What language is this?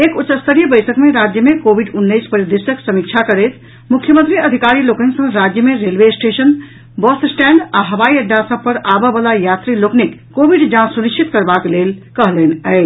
Maithili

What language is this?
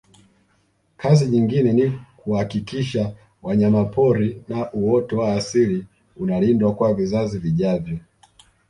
Swahili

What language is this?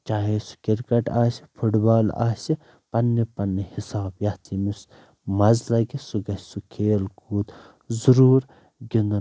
Kashmiri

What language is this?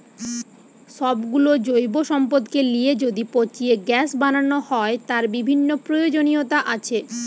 Bangla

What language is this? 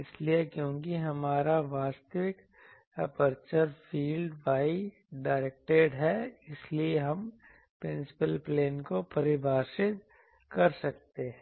Hindi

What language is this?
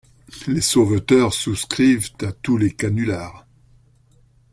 French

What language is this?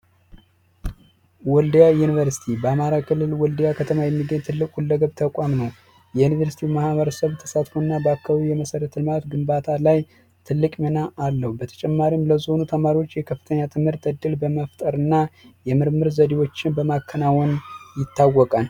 Amharic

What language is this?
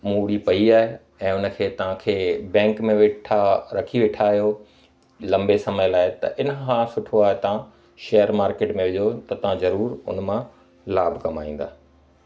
Sindhi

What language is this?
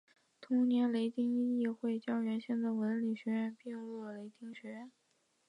Chinese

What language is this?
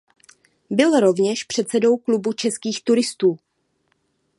Czech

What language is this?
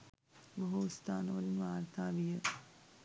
Sinhala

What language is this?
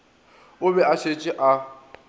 Northern Sotho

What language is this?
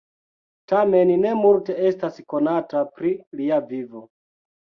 Esperanto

